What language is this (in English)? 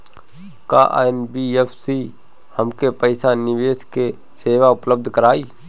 Bhojpuri